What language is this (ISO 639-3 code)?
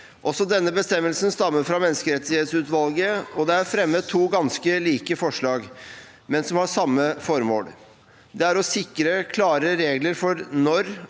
nor